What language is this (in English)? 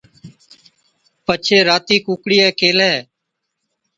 Od